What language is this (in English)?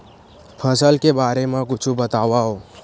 Chhattisgarhi